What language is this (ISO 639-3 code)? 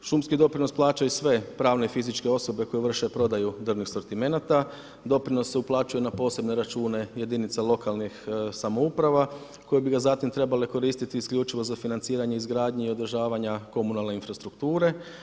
hrv